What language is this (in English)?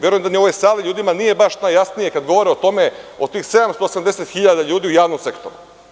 Serbian